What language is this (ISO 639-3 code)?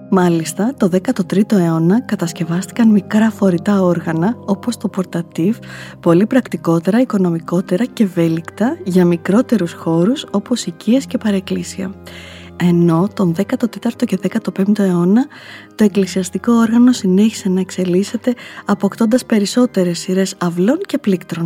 ell